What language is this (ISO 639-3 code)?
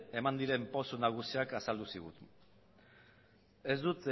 eus